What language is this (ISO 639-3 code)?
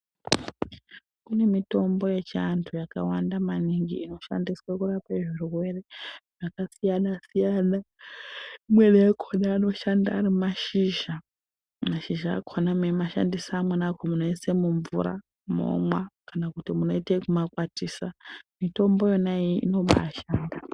ndc